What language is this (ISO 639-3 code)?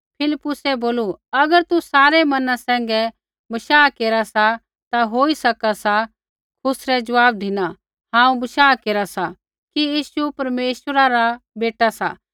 kfx